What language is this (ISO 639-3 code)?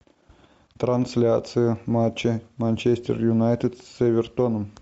rus